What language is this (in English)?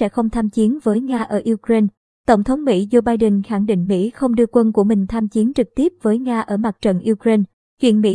Vietnamese